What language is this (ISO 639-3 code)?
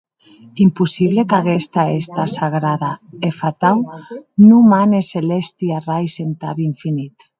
oci